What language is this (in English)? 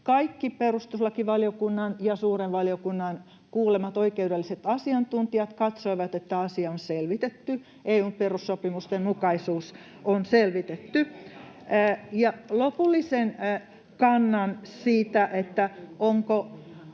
Finnish